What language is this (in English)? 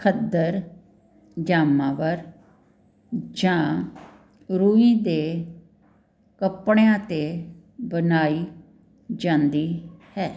Punjabi